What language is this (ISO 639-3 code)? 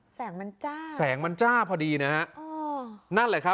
tha